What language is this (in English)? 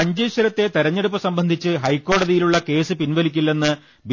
Malayalam